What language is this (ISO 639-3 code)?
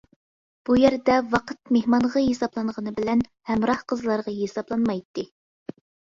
uig